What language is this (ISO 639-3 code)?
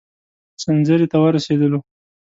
pus